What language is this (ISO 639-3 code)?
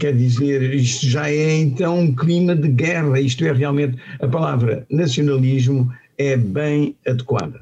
por